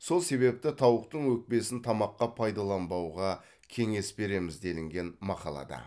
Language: Kazakh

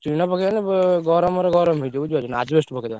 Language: Odia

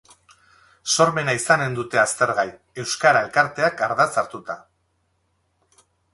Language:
Basque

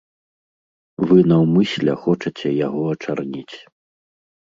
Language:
Belarusian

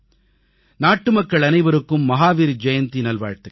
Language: Tamil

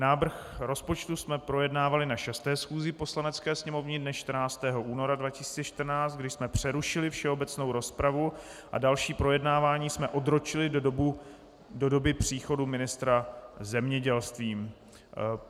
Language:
Czech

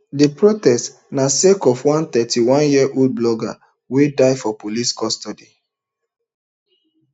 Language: Nigerian Pidgin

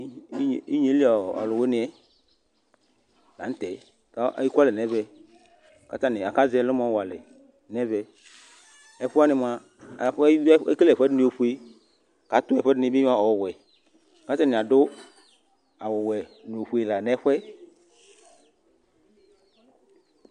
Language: Ikposo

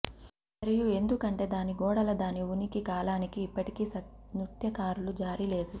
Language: Telugu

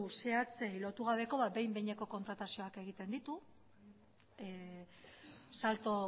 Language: Basque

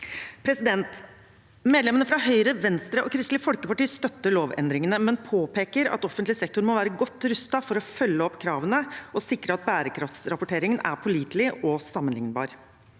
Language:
Norwegian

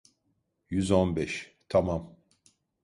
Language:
Turkish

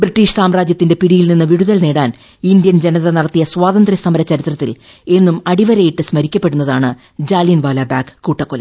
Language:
Malayalam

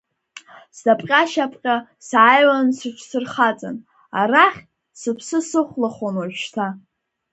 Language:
Abkhazian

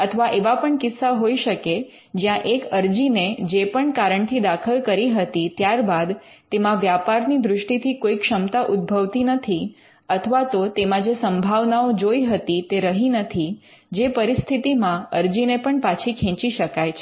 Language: Gujarati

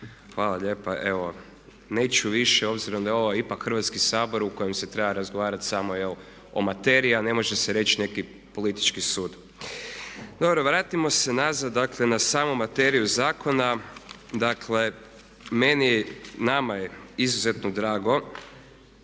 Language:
Croatian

